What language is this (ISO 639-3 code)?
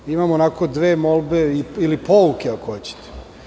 srp